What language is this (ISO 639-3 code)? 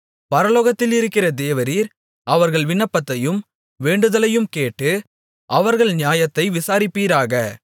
tam